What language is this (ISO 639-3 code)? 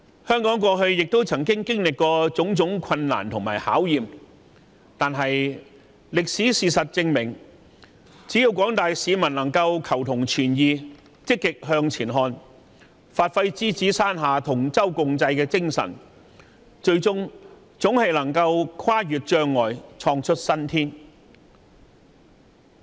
yue